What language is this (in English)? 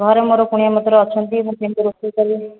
Odia